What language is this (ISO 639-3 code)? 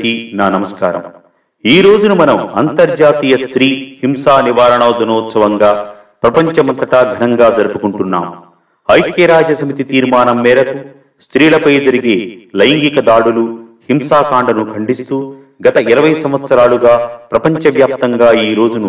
tel